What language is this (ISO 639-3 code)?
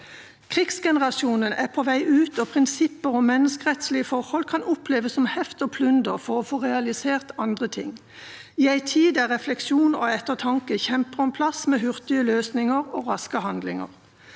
nor